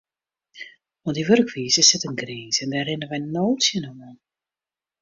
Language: Western Frisian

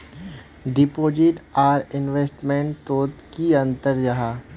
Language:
Magahi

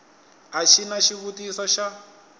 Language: Tsonga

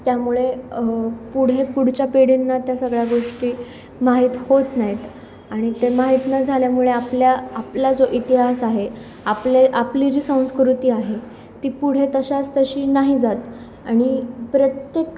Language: Marathi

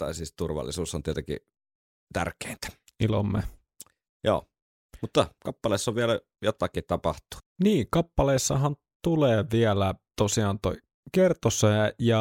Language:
Finnish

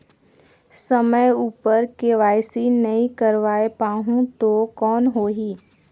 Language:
Chhattisgarhi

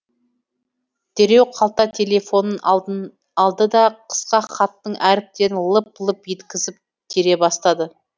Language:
Kazakh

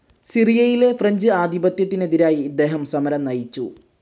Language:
Malayalam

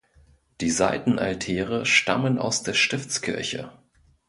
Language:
German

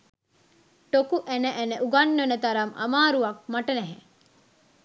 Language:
Sinhala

